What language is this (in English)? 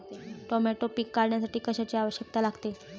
Marathi